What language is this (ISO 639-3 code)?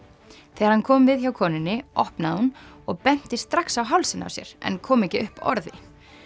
isl